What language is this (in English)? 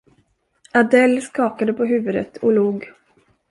Swedish